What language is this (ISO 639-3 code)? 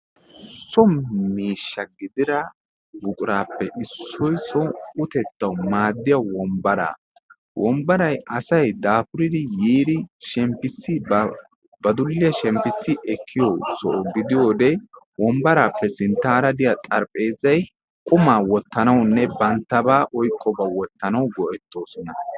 wal